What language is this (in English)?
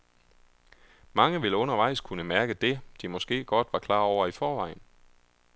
Danish